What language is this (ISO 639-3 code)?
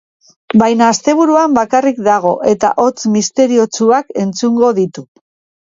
eus